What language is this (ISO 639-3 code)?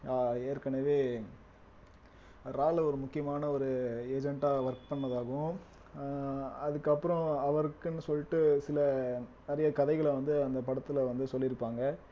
tam